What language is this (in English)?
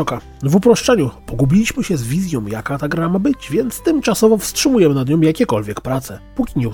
Polish